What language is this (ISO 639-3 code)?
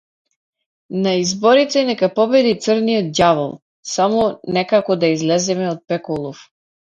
mkd